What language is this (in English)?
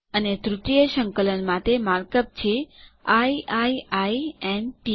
Gujarati